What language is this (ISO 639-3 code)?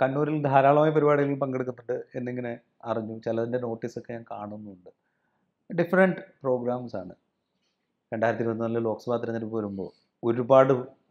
mal